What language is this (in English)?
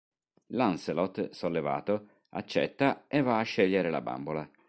Italian